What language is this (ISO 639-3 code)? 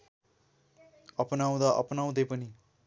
nep